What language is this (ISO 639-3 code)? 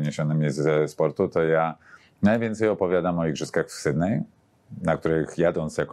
pol